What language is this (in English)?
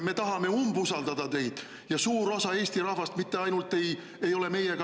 Estonian